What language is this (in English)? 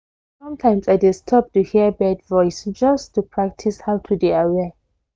Nigerian Pidgin